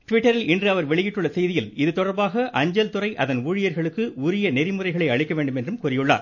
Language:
Tamil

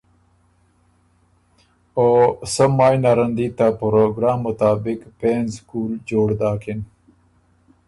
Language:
Ormuri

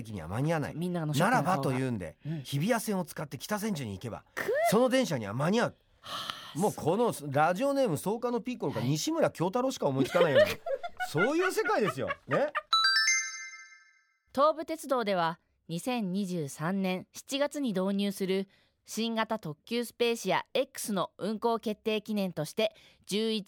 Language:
Japanese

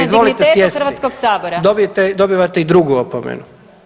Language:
Croatian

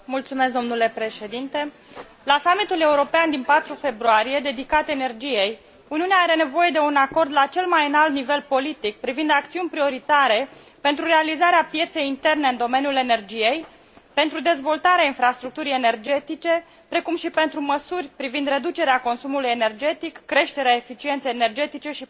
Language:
Romanian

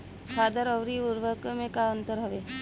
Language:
Bhojpuri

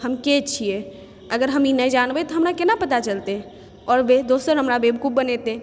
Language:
Maithili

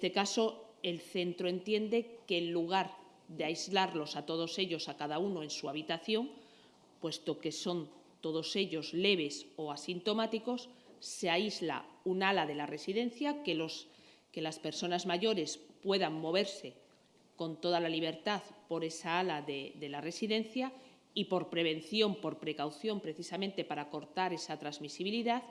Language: Spanish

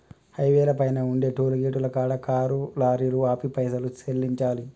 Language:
Telugu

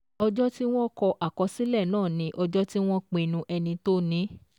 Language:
Yoruba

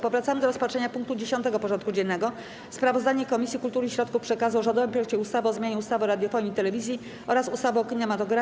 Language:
Polish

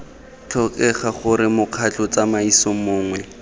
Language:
Tswana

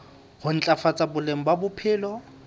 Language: Southern Sotho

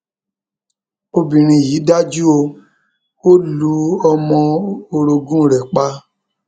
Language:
Yoruba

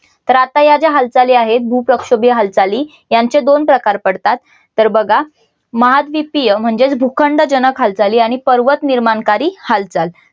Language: Marathi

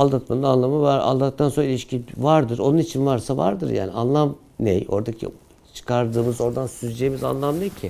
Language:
Turkish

